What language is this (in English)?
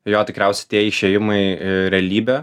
Lithuanian